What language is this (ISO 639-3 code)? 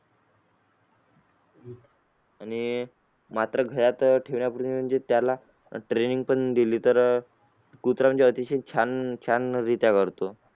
mar